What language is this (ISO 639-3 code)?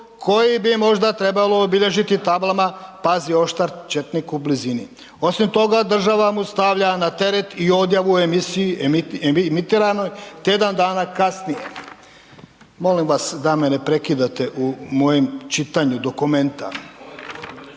hrv